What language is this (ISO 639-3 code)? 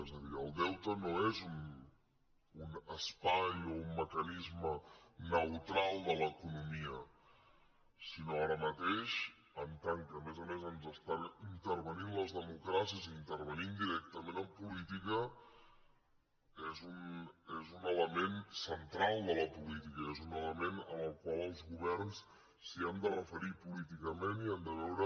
cat